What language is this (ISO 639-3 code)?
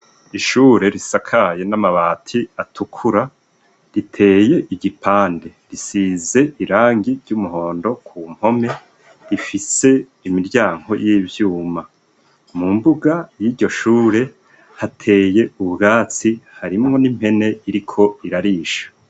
run